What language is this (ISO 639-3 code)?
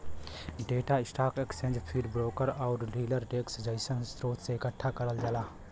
bho